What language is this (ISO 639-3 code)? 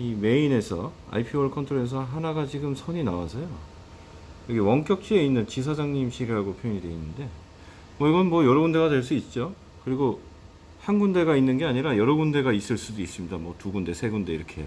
kor